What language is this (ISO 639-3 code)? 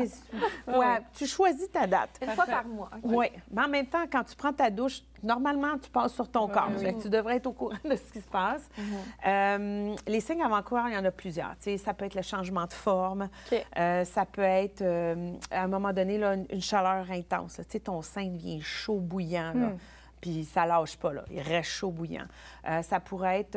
fra